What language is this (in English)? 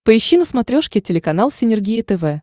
Russian